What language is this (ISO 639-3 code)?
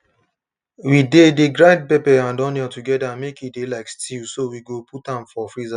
pcm